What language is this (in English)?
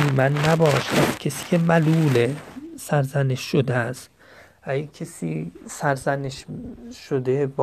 Persian